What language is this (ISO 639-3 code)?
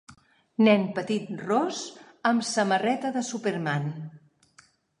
cat